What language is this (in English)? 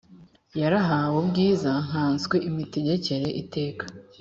Kinyarwanda